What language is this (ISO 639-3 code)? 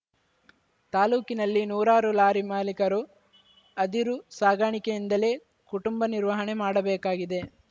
kan